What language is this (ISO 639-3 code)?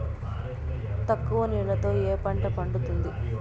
tel